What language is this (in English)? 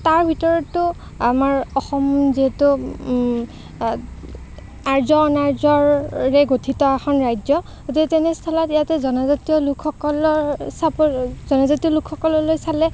Assamese